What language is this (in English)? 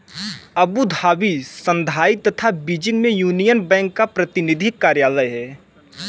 Hindi